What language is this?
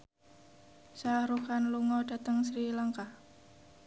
Javanese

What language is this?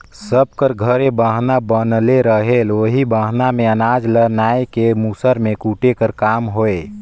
Chhattisgarhi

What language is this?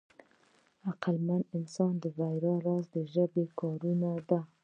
Pashto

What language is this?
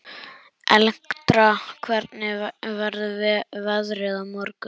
Icelandic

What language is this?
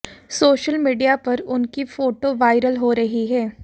Hindi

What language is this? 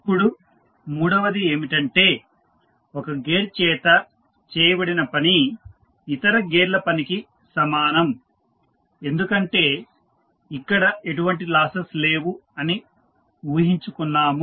Telugu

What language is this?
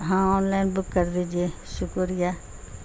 Urdu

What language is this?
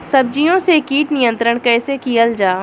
Bhojpuri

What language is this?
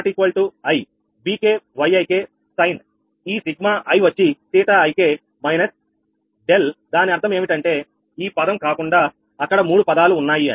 Telugu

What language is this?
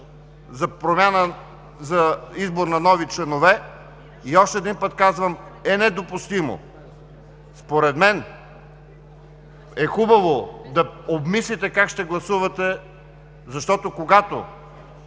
Bulgarian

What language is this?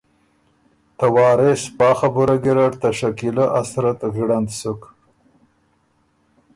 Ormuri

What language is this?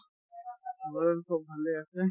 Assamese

